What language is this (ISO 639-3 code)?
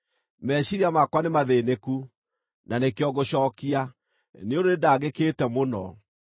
kik